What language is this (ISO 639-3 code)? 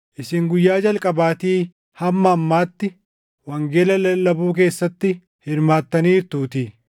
orm